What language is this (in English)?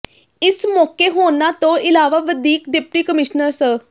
Punjabi